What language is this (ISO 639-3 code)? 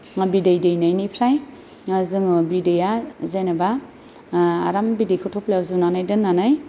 brx